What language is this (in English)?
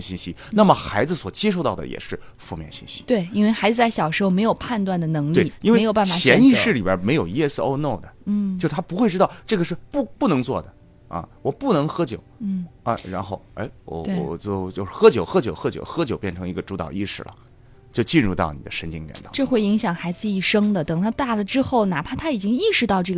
Chinese